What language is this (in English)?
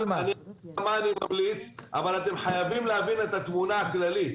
Hebrew